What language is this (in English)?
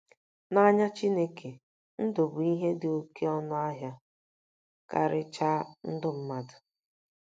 Igbo